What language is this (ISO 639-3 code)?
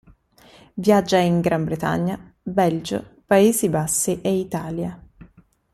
ita